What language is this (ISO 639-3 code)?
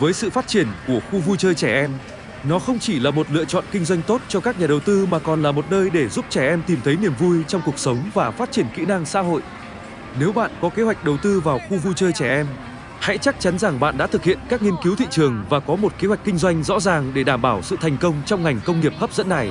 vie